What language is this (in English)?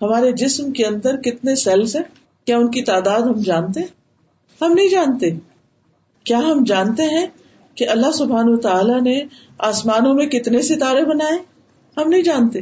Urdu